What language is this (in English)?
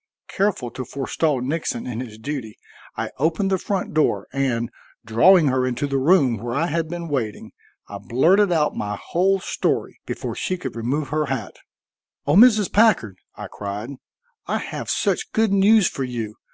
English